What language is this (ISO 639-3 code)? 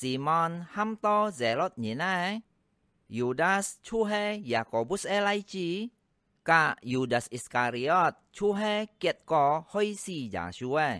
vie